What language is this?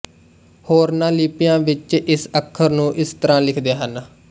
Punjabi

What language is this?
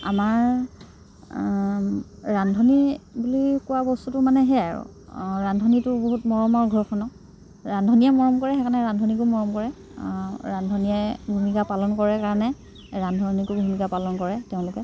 Assamese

